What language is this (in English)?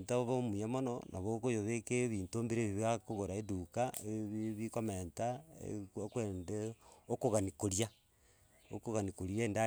Gusii